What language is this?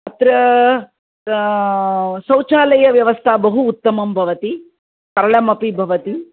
Sanskrit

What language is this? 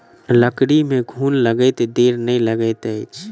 Maithili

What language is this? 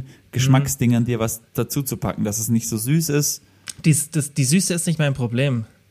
German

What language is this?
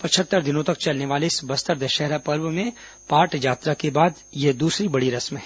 Hindi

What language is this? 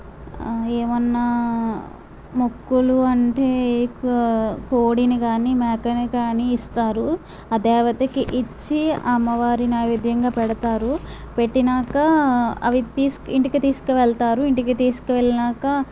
Telugu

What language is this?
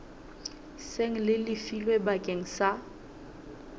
Southern Sotho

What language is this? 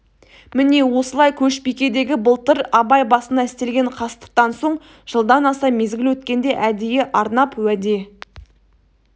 Kazakh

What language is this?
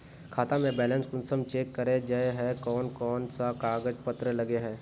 Magahi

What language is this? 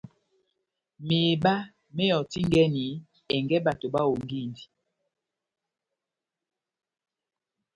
Batanga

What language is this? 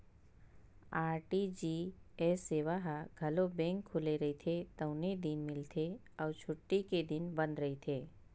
Chhattisgarhi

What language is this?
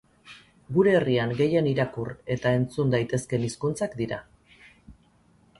Basque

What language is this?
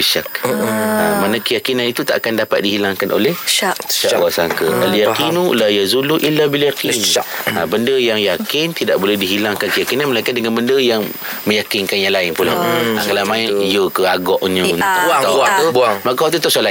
Malay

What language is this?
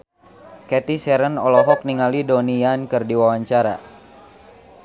Sundanese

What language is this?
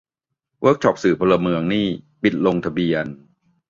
Thai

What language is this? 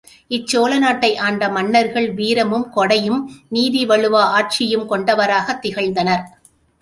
Tamil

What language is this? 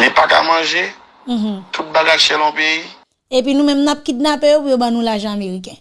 French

